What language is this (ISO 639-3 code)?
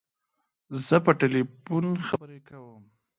pus